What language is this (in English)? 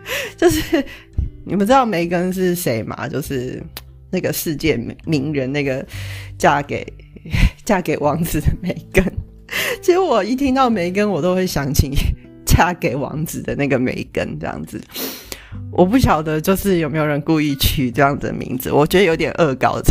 Chinese